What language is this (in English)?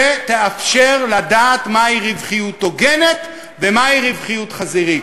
Hebrew